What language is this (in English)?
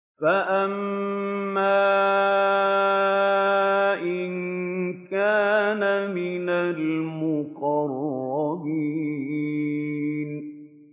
Arabic